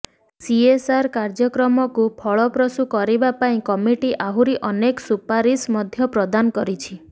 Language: Odia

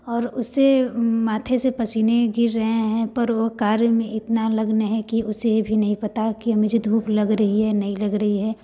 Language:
Hindi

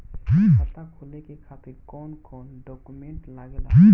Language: Bhojpuri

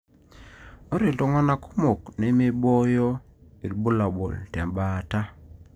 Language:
Masai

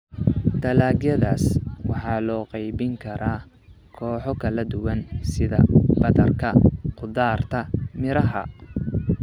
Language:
Somali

